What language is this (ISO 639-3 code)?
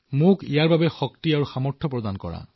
asm